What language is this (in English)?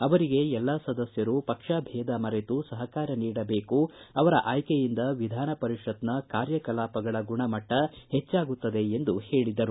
Kannada